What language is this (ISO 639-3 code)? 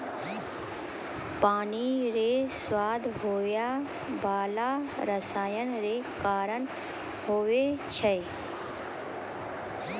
mai